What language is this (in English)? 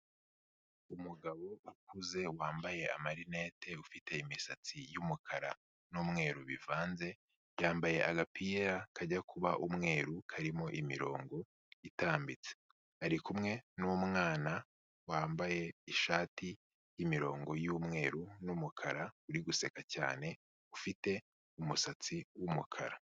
Kinyarwanda